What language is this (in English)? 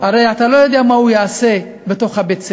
Hebrew